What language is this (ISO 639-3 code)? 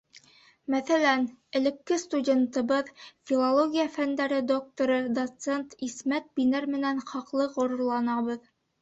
bak